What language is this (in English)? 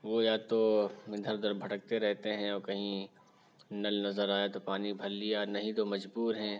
Urdu